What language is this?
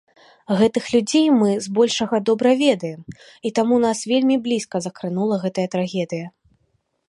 Belarusian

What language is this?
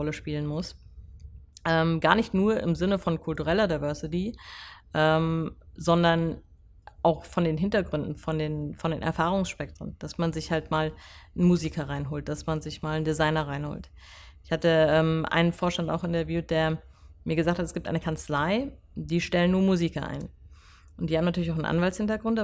German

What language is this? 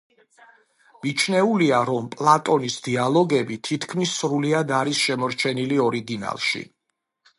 Georgian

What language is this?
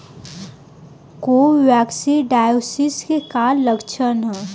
Bhojpuri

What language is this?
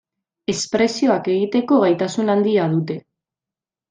Basque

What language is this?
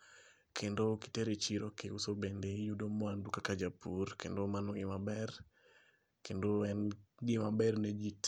Luo (Kenya and Tanzania)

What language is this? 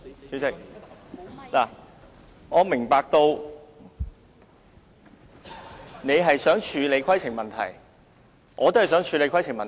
Cantonese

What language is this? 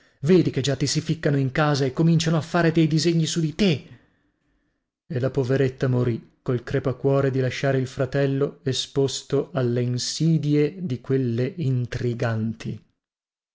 Italian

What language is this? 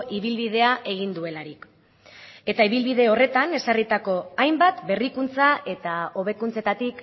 Basque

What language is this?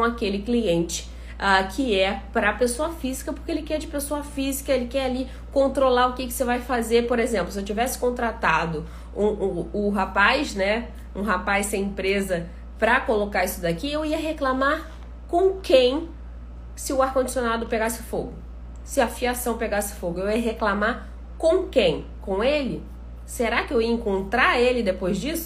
Portuguese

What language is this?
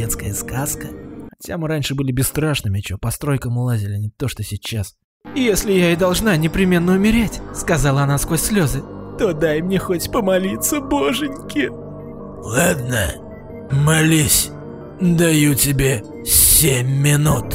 Russian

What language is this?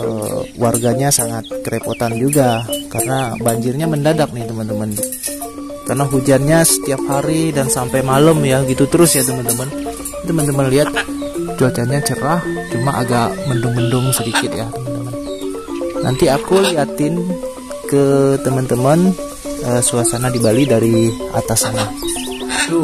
Indonesian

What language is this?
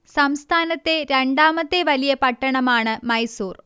Malayalam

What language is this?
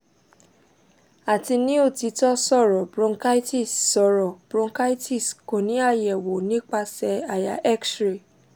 Yoruba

